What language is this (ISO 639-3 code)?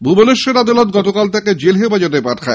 ben